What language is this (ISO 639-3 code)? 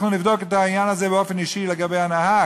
heb